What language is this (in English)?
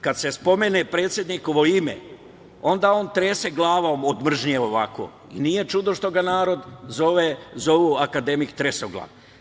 Serbian